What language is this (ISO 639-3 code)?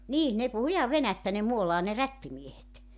fin